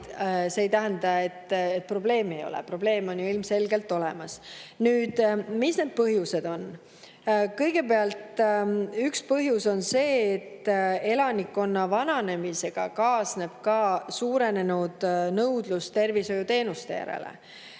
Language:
Estonian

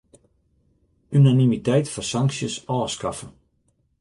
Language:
Western Frisian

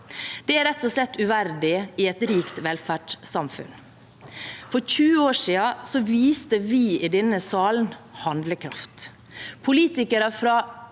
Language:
Norwegian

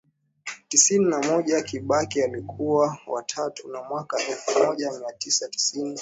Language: Swahili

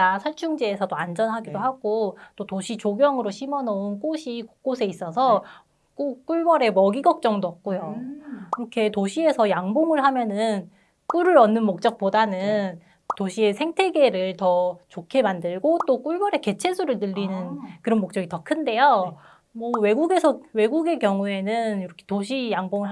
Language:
Korean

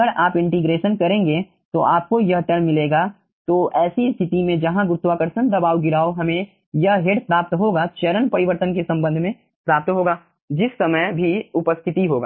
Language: Hindi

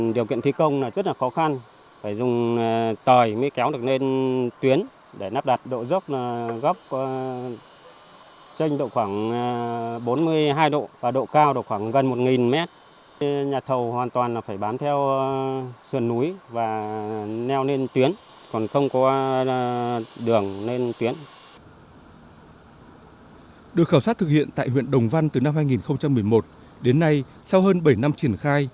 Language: Vietnamese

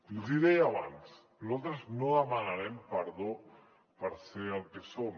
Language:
Catalan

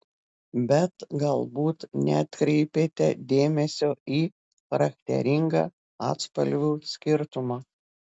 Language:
Lithuanian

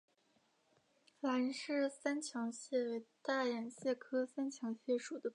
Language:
Chinese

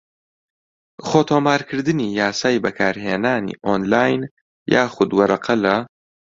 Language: Central Kurdish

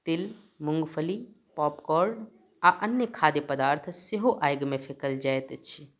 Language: Maithili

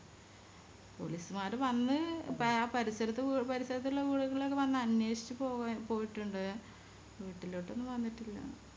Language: Malayalam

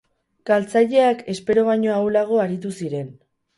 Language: Basque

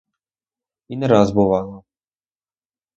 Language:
Ukrainian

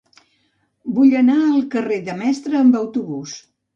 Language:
Catalan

